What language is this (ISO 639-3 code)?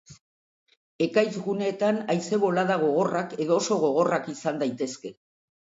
eus